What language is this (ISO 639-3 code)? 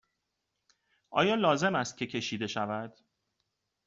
fas